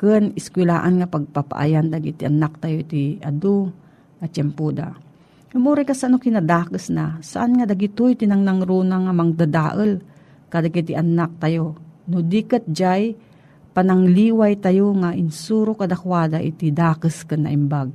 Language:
Filipino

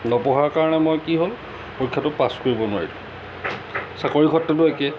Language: Assamese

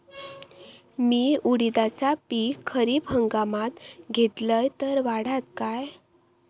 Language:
Marathi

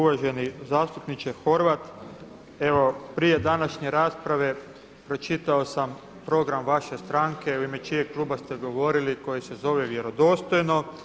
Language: Croatian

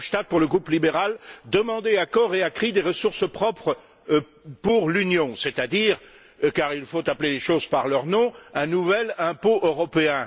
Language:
French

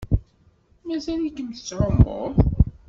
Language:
Kabyle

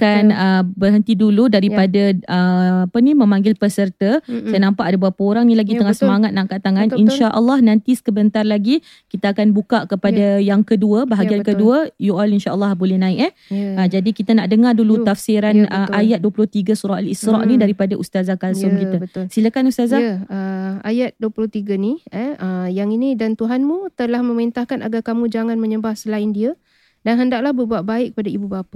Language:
Malay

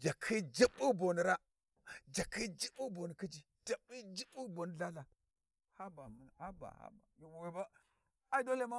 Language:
Warji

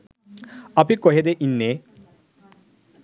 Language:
Sinhala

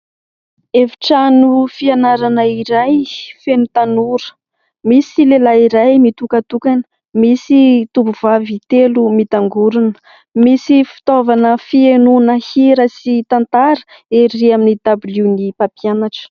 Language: Malagasy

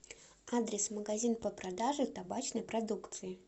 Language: Russian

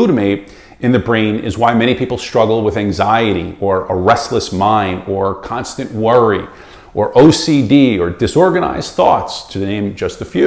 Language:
English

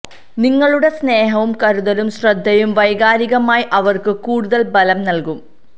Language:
Malayalam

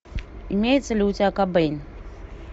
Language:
Russian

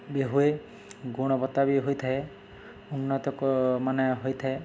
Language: Odia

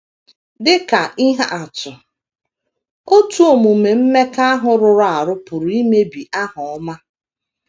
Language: Igbo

